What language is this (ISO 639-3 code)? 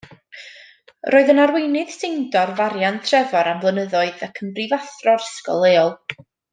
cym